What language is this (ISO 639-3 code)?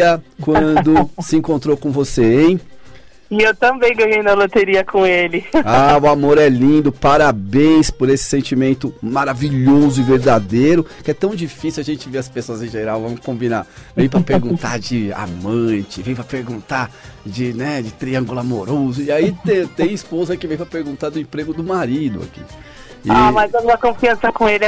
por